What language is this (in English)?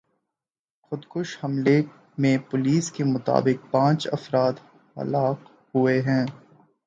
Urdu